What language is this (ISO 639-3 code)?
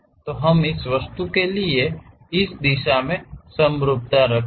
hin